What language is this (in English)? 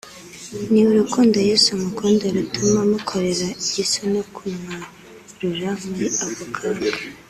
Kinyarwanda